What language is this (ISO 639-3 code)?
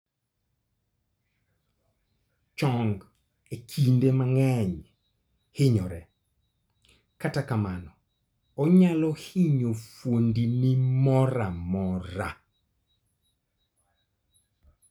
luo